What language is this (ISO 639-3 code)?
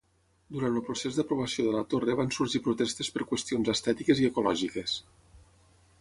cat